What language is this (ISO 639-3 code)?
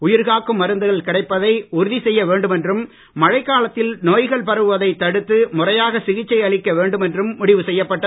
tam